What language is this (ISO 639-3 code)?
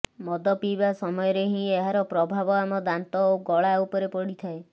ori